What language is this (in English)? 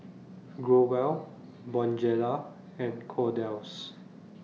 English